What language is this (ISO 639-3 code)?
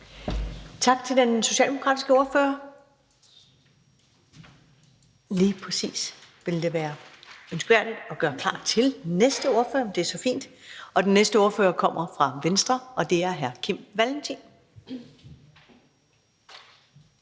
dan